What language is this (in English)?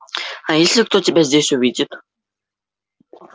Russian